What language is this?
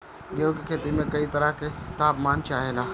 Bhojpuri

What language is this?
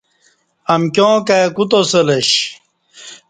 Kati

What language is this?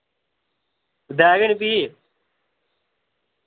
Dogri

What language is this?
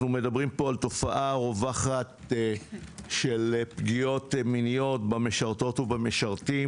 Hebrew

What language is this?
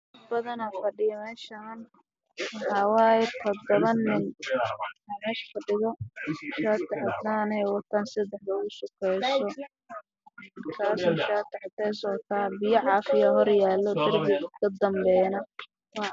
Somali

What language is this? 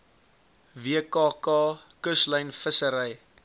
Afrikaans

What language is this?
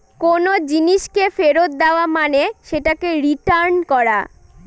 Bangla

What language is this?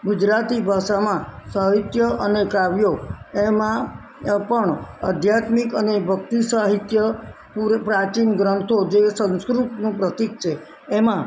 Gujarati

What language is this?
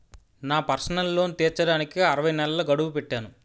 Telugu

